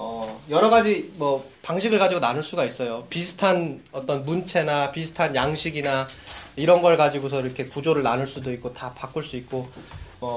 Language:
Korean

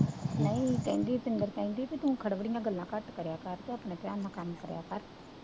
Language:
Punjabi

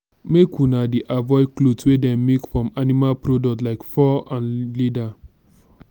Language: Nigerian Pidgin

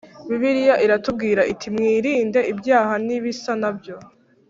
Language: Kinyarwanda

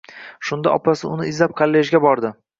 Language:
Uzbek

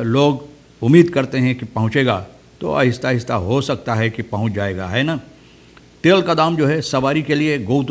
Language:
Hindi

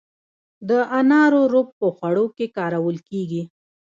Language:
Pashto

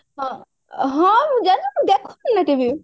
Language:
Odia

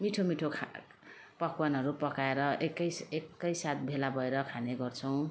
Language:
Nepali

